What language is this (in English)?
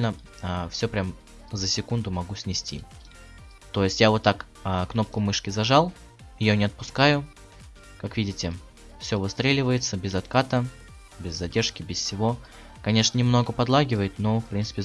Russian